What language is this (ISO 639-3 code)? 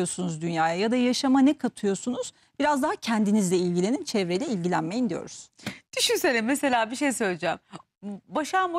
tur